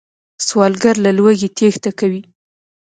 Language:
Pashto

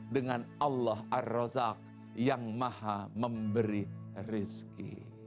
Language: Indonesian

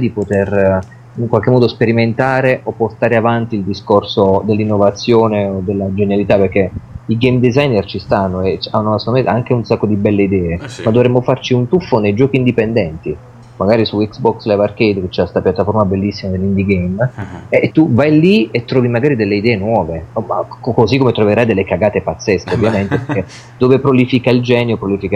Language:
Italian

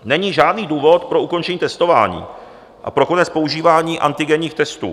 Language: Czech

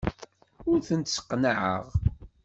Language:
Kabyle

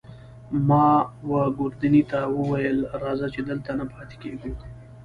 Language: Pashto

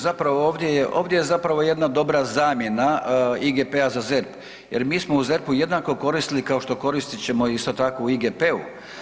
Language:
Croatian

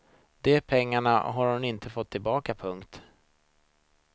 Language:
Swedish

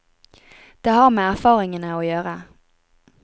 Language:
Norwegian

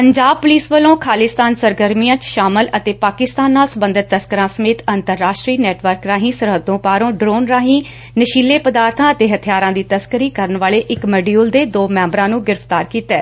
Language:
Punjabi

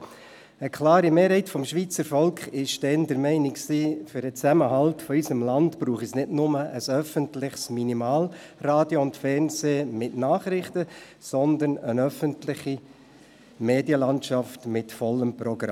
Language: Swiss German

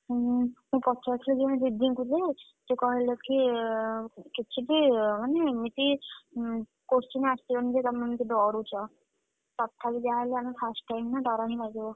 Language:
Odia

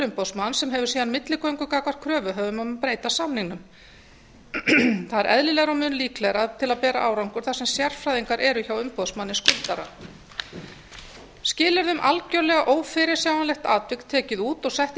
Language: Icelandic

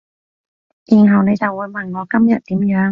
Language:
Cantonese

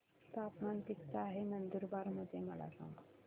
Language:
Marathi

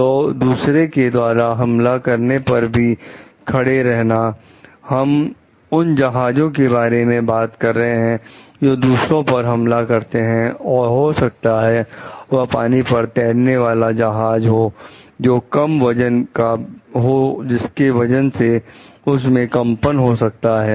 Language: Hindi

